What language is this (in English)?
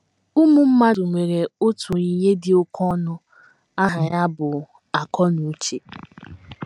Igbo